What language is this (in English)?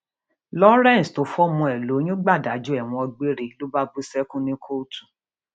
Yoruba